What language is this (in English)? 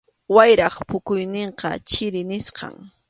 Arequipa-La Unión Quechua